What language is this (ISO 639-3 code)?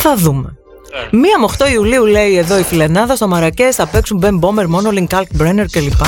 ell